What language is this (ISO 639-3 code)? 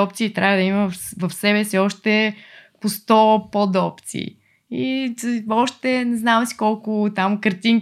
bul